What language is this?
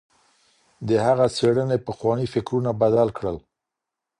Pashto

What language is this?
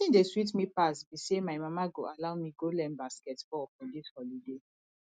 Nigerian Pidgin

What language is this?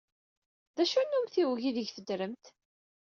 Kabyle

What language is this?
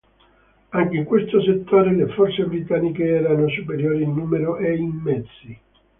Italian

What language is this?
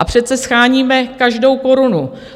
Czech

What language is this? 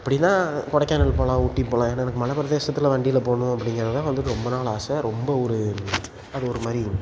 Tamil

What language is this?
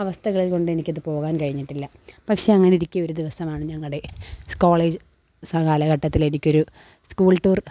Malayalam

